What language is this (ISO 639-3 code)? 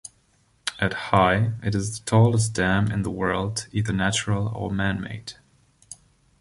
eng